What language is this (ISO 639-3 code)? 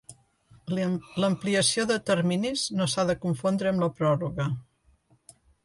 cat